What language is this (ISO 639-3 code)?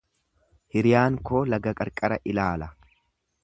orm